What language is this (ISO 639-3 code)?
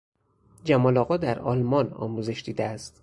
fas